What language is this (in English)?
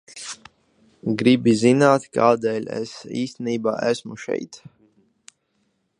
Latvian